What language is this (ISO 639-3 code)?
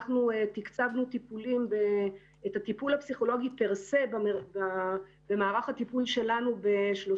heb